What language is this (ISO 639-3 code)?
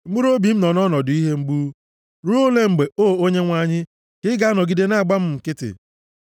ibo